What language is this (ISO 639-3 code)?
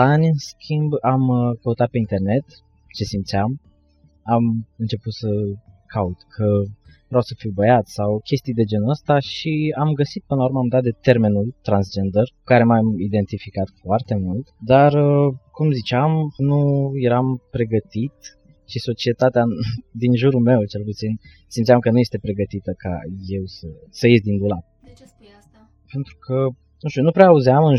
ron